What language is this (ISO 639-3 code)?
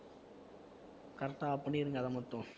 tam